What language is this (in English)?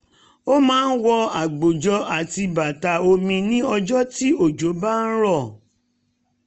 Yoruba